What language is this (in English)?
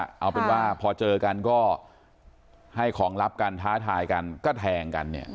Thai